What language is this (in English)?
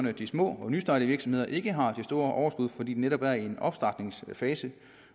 Danish